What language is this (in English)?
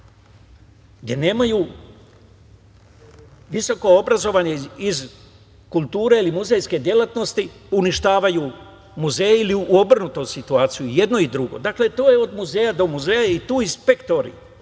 Serbian